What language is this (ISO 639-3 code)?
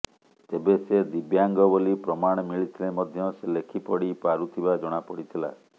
ori